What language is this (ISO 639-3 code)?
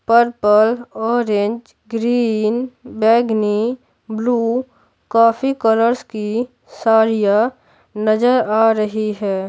hin